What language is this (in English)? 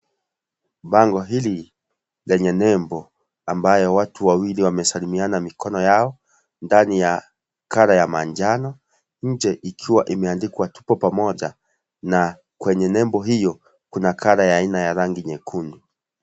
Swahili